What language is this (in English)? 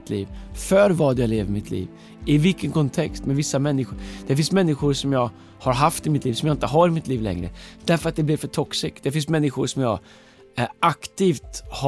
Swedish